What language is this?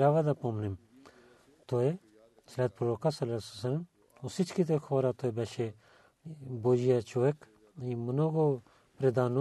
Bulgarian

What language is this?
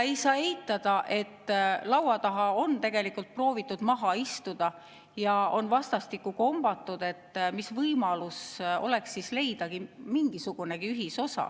Estonian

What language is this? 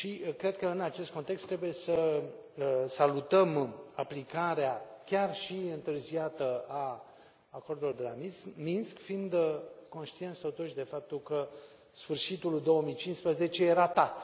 Romanian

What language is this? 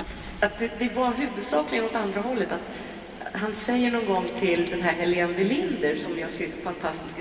Swedish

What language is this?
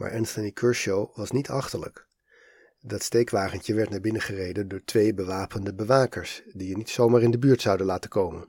Dutch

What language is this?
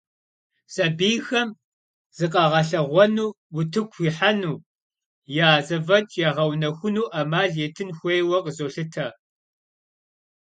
Kabardian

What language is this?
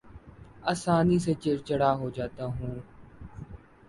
Urdu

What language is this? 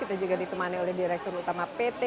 Indonesian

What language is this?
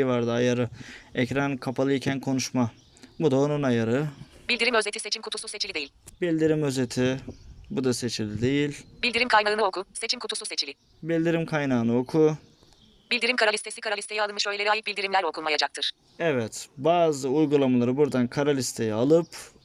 Turkish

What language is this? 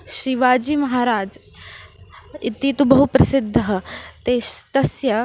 Sanskrit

